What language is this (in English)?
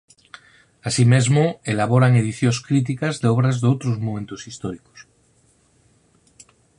Galician